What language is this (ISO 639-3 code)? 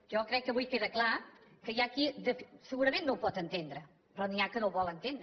cat